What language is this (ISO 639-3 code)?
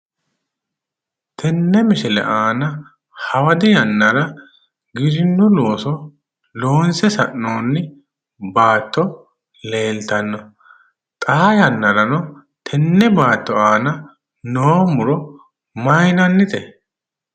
sid